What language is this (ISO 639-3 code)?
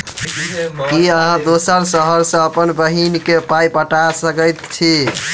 mai